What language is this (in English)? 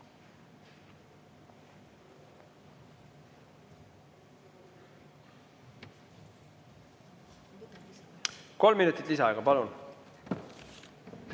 Estonian